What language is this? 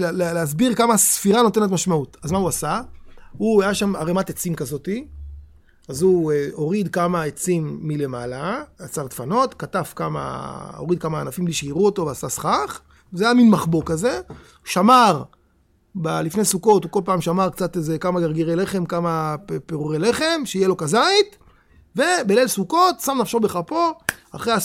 Hebrew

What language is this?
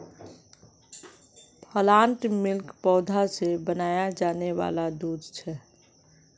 Magahi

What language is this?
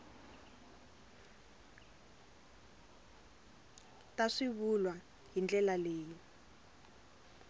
Tsonga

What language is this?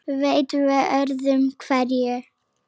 Icelandic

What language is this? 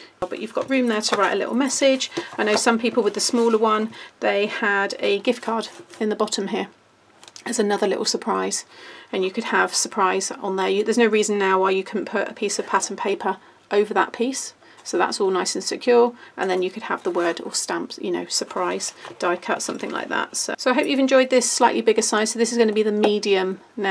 English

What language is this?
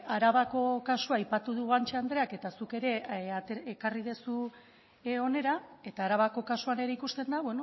Basque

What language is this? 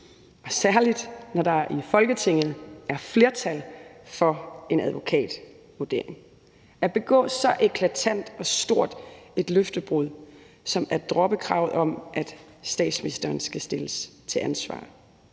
Danish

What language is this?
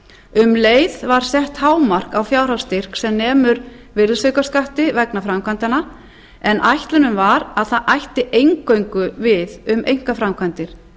Icelandic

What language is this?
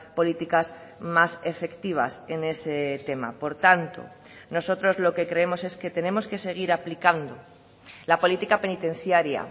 Spanish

